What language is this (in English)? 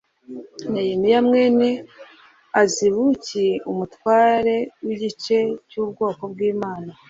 Kinyarwanda